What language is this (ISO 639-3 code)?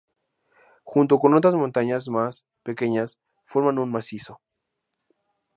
spa